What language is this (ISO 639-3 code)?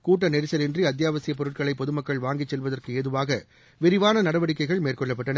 tam